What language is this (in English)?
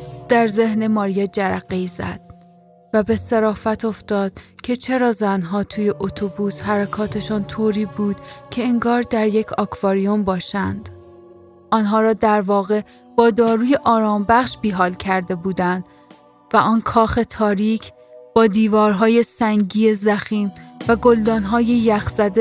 Persian